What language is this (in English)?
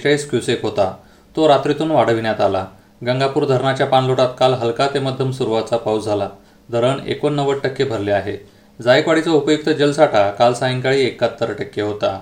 Marathi